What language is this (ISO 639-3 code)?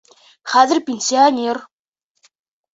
bak